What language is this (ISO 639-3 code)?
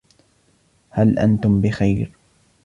ara